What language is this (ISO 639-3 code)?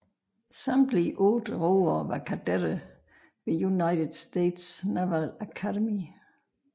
dan